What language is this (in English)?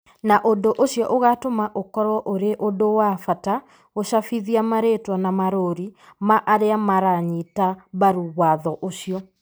Kikuyu